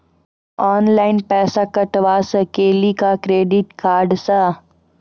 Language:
Maithili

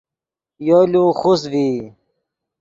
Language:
Yidgha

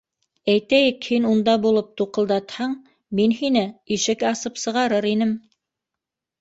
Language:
Bashkir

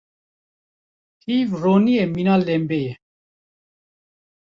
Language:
Kurdish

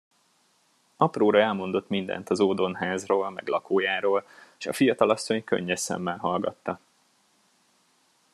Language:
Hungarian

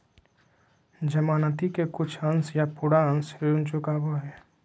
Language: Magahi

